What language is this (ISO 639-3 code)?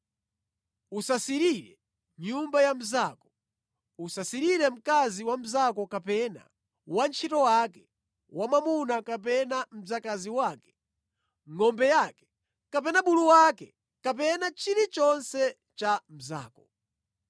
nya